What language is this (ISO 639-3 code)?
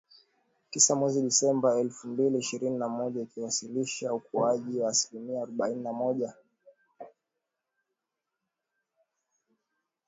swa